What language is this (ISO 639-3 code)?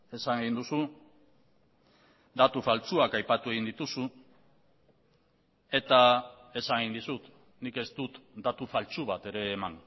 eus